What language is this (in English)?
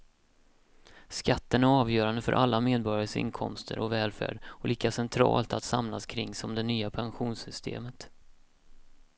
Swedish